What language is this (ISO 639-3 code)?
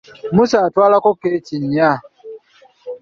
lug